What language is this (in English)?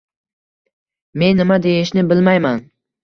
Uzbek